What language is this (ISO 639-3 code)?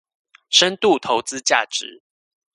zho